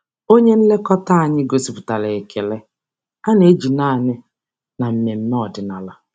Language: Igbo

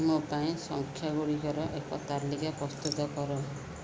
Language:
Odia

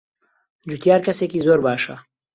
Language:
Central Kurdish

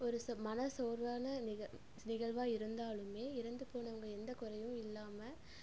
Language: Tamil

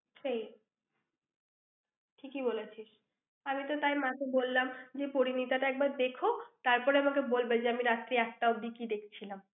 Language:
Bangla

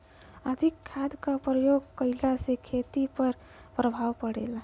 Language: Bhojpuri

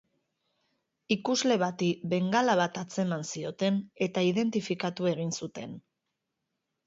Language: Basque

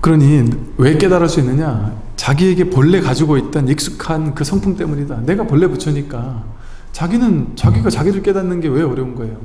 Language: Korean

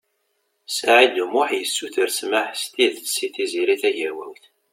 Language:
Kabyle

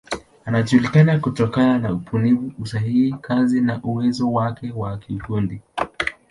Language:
Swahili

